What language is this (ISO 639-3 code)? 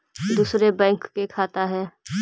mag